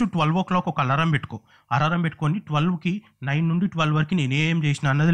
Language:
Telugu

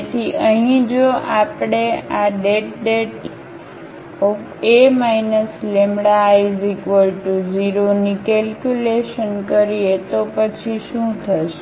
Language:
Gujarati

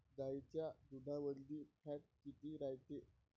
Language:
Marathi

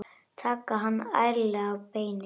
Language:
Icelandic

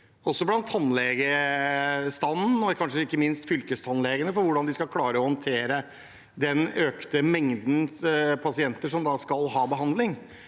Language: Norwegian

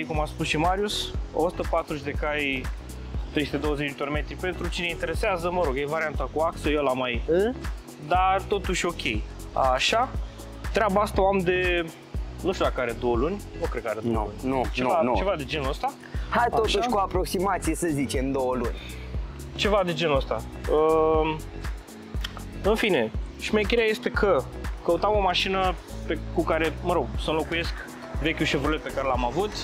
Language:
Romanian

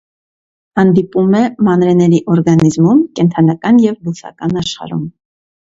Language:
Armenian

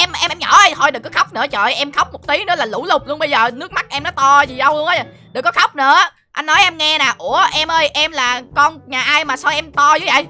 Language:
Vietnamese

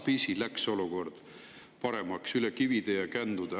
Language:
Estonian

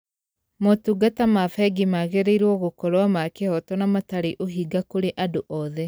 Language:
Kikuyu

